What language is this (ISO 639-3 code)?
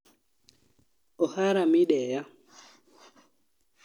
luo